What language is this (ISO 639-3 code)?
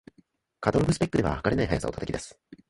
jpn